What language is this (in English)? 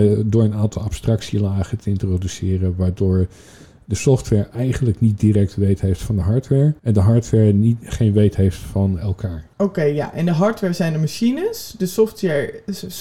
Dutch